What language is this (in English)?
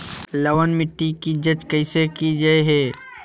Magahi